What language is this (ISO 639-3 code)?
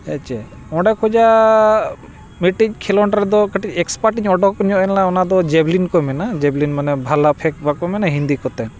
sat